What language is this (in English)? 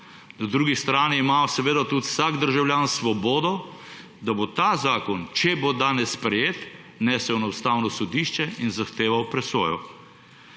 Slovenian